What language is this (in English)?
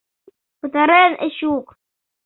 Mari